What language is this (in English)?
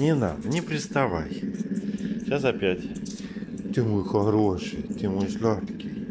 Russian